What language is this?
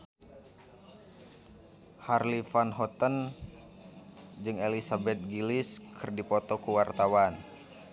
Sundanese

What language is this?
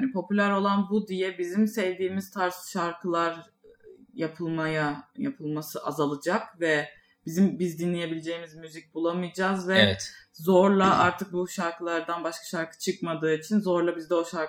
Turkish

